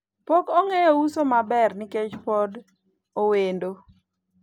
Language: Luo (Kenya and Tanzania)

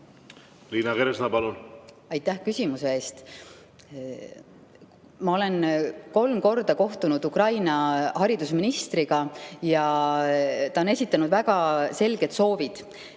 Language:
Estonian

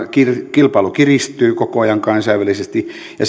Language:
Finnish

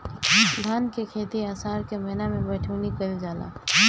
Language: Bhojpuri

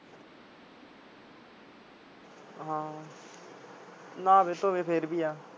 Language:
Punjabi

